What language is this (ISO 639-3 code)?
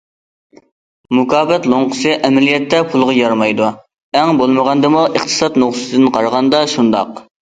uig